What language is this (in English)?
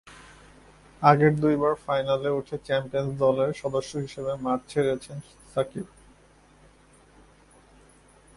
Bangla